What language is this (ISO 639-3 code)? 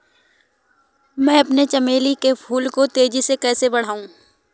hin